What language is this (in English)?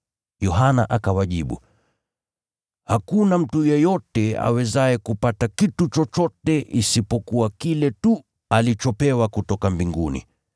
Swahili